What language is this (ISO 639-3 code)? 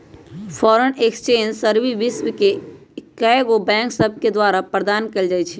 mag